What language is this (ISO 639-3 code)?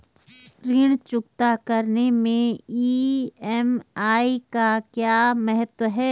hin